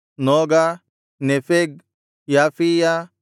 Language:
Kannada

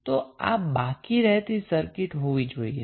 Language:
Gujarati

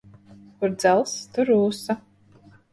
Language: Latvian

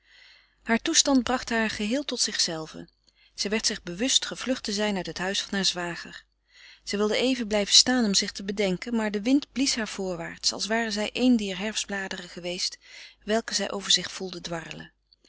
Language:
Dutch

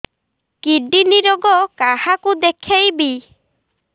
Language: Odia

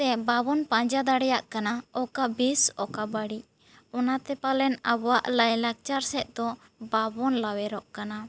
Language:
Santali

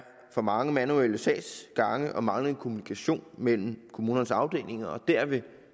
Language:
Danish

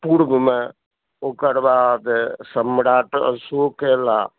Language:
Maithili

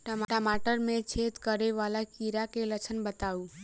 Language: Maithili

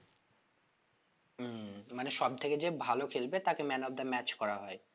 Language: Bangla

